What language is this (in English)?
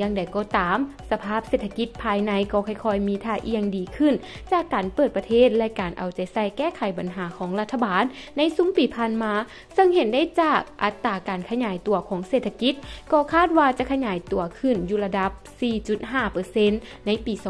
Thai